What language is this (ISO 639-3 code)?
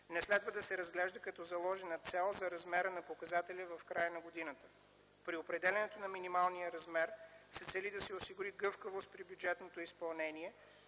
bul